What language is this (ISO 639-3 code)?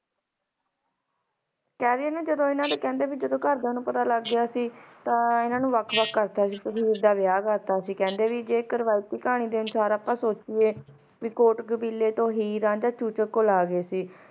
pan